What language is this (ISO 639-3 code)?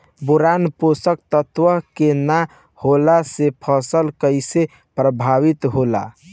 bho